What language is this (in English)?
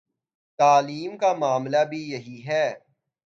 Urdu